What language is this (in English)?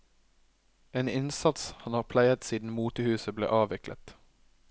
Norwegian